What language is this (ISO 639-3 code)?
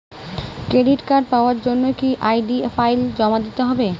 ben